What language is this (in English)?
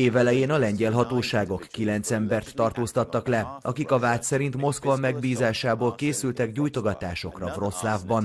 Hungarian